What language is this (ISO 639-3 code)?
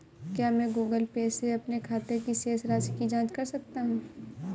hin